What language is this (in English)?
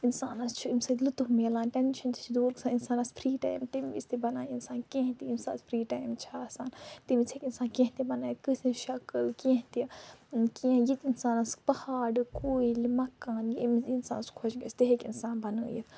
Kashmiri